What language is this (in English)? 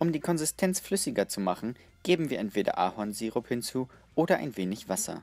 German